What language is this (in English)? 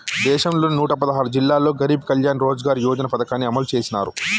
Telugu